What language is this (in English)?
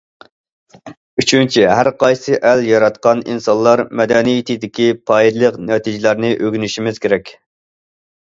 Uyghur